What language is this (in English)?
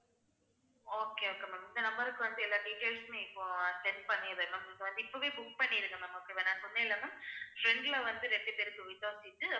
Tamil